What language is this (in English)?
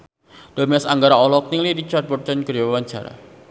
Sundanese